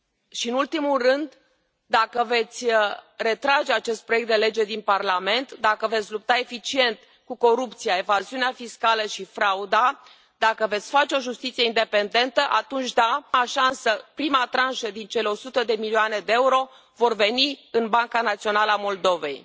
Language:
Romanian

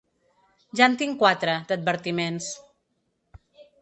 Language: Catalan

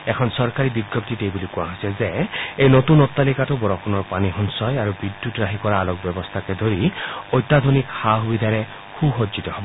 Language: Assamese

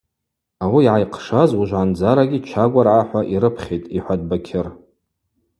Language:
Abaza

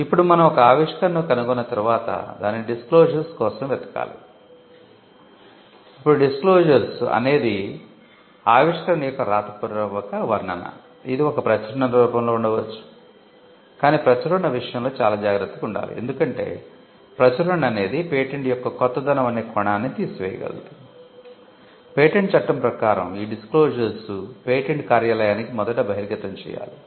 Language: Telugu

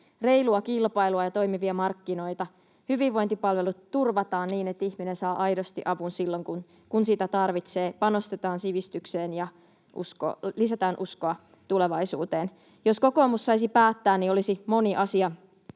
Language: Finnish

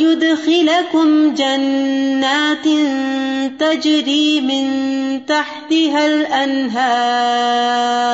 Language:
Urdu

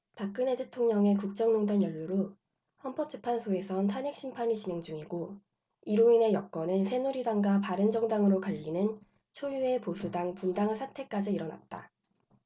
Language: Korean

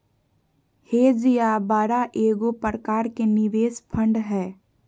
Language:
Magahi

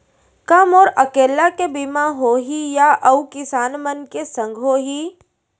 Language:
Chhattisgarhi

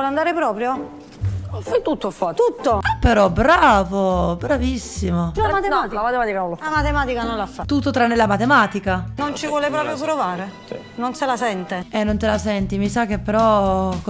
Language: Italian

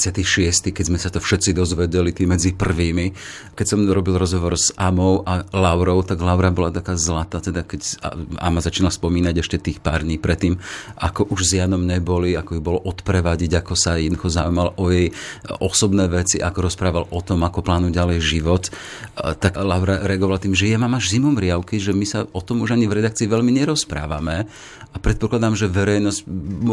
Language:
Slovak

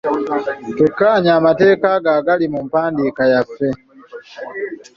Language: Ganda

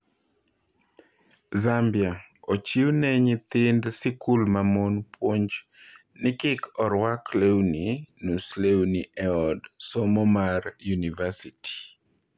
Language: Luo (Kenya and Tanzania)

